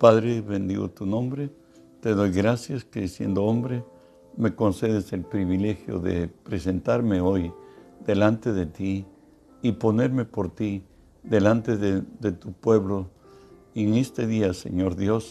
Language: Spanish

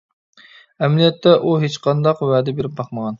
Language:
Uyghur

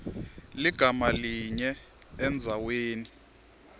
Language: Swati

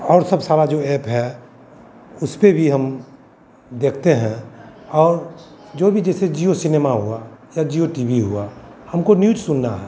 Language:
Hindi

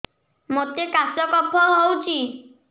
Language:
Odia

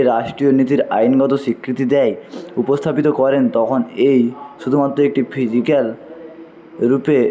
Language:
Bangla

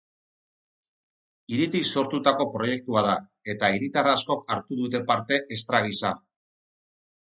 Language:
Basque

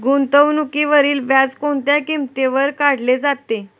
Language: Marathi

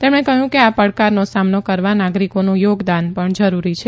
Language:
Gujarati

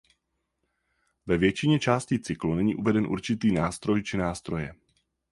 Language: Czech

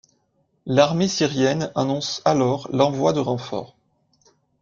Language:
French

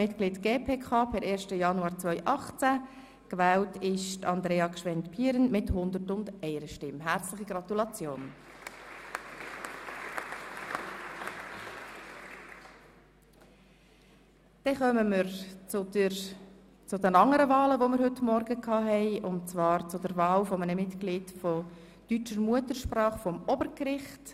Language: Swiss German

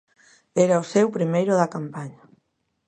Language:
Galician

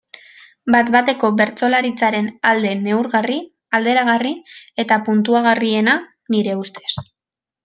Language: Basque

